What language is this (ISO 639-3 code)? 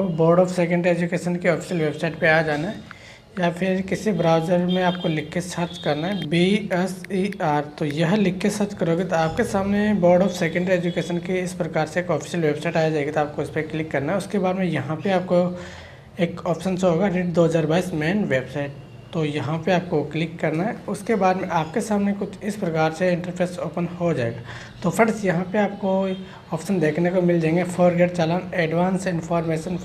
hin